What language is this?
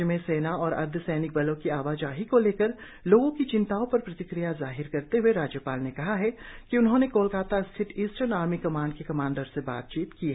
Hindi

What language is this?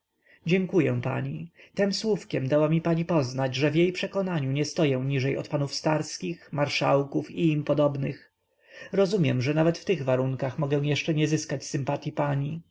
Polish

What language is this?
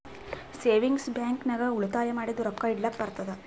Kannada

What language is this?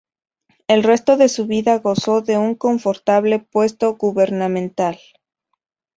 Spanish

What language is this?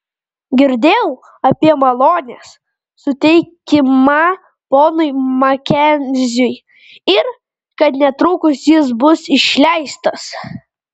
Lithuanian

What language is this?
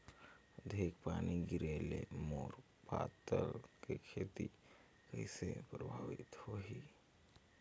Chhattisgarhi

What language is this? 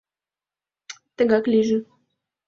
Mari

